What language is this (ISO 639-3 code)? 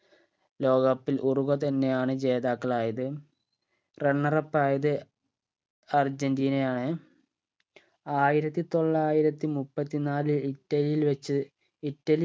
mal